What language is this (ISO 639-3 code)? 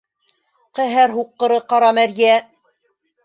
bak